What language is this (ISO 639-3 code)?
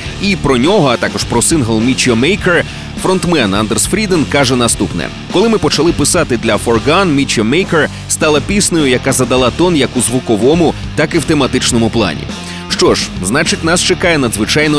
ukr